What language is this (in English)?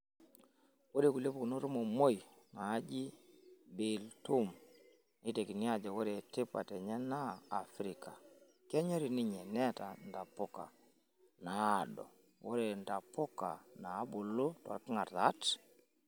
Masai